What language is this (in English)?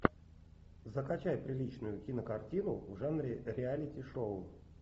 Russian